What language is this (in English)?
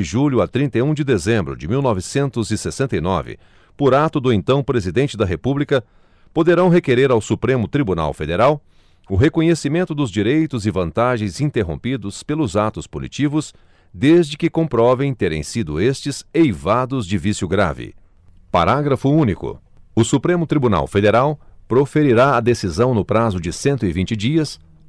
Portuguese